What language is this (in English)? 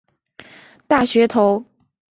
Chinese